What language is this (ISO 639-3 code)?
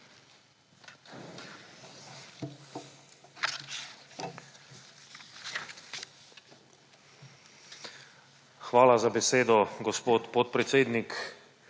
slv